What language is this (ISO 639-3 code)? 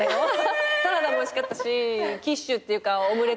jpn